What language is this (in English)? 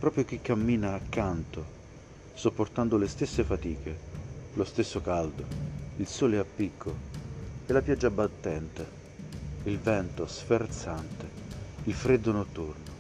Italian